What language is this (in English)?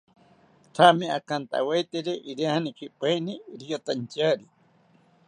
South Ucayali Ashéninka